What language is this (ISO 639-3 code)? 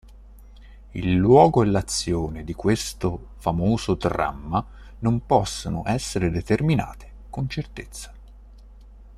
ita